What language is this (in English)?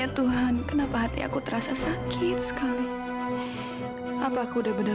Indonesian